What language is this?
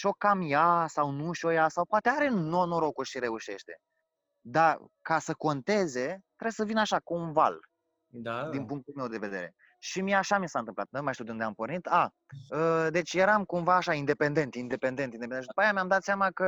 Romanian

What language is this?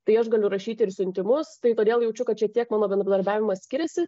Lithuanian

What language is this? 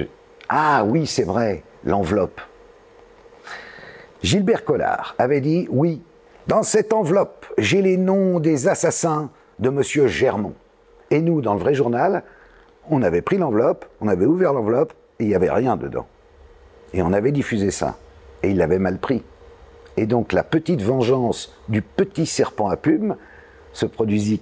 French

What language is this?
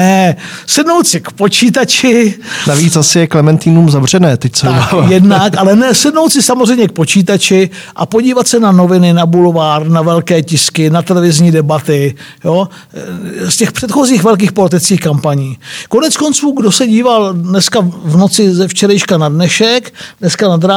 Czech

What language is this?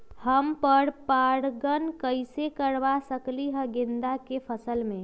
Magahi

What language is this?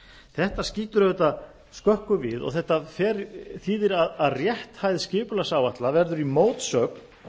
Icelandic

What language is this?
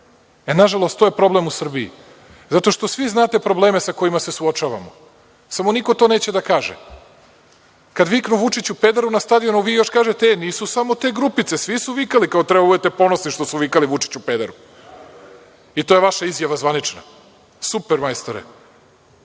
Serbian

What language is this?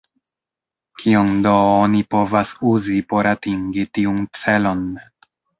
Esperanto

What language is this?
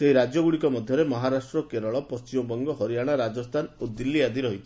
Odia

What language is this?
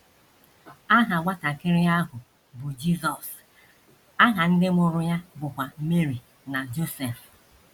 Igbo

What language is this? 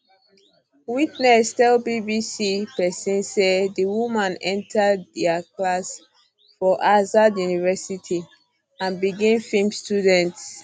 Nigerian Pidgin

